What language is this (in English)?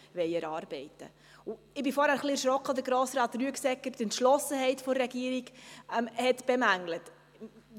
Swiss German